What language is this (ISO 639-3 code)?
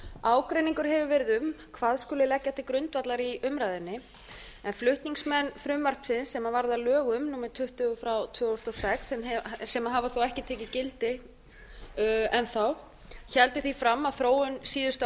isl